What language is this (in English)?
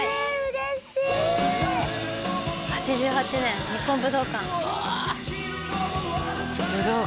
Japanese